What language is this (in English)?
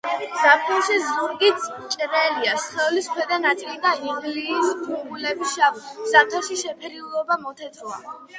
Georgian